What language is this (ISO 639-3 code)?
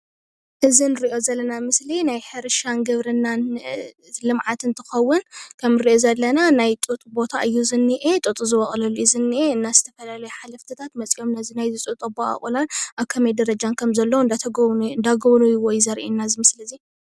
tir